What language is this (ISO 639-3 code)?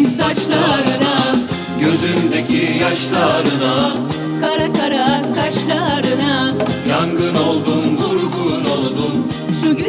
tur